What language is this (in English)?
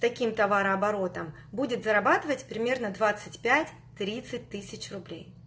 Russian